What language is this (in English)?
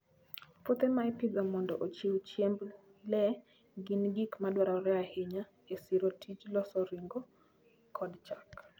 Luo (Kenya and Tanzania)